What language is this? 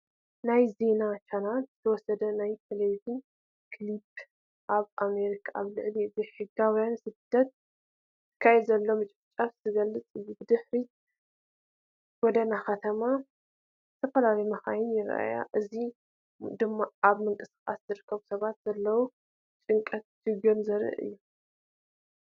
Tigrinya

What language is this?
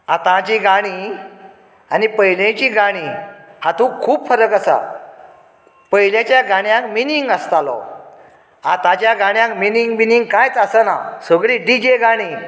Konkani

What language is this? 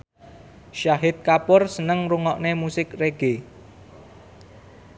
Javanese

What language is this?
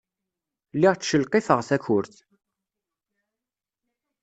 Kabyle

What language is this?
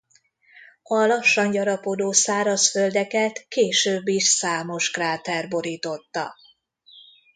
Hungarian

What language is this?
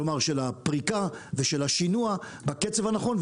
Hebrew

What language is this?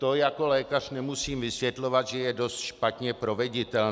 Czech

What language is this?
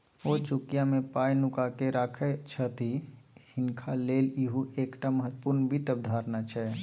Maithili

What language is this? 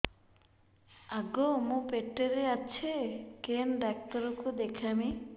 Odia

